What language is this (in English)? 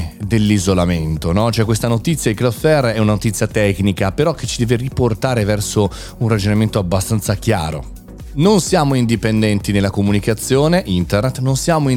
Italian